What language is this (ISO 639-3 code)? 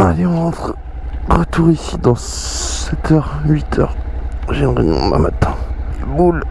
fra